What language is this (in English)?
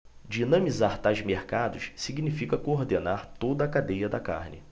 Portuguese